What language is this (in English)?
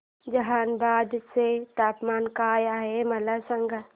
Marathi